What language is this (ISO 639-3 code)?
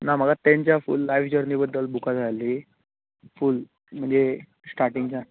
kok